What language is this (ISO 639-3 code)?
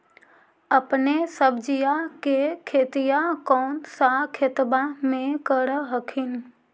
mag